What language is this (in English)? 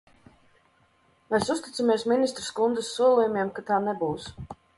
Latvian